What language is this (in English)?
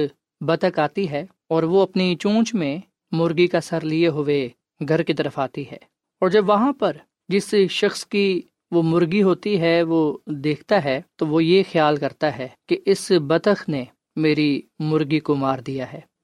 Urdu